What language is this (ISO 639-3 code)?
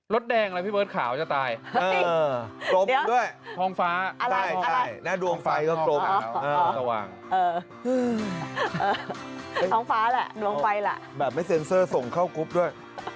tha